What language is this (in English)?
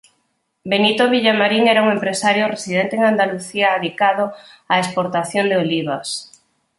Galician